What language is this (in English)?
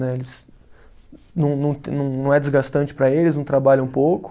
Portuguese